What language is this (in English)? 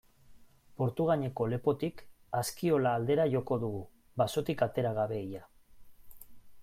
Basque